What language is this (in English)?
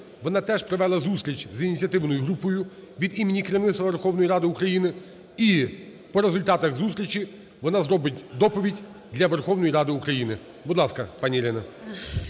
Ukrainian